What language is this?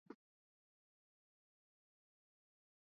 Swahili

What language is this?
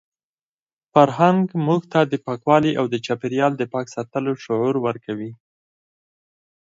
Pashto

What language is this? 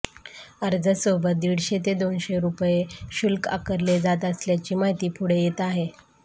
Marathi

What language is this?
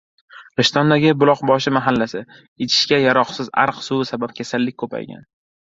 Uzbek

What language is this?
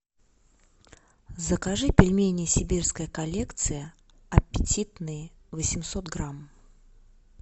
Russian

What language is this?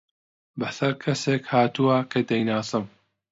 Central Kurdish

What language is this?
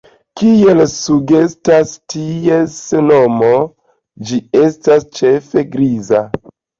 Esperanto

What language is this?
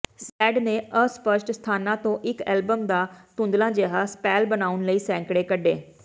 Punjabi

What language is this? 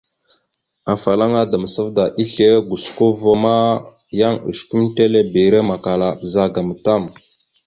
Mada (Cameroon)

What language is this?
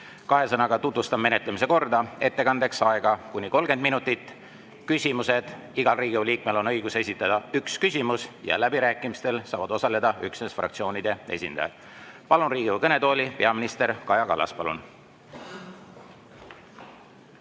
Estonian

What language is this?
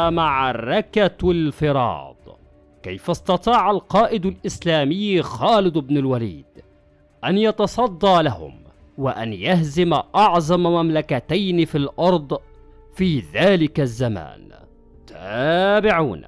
Arabic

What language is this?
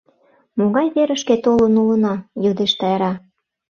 Mari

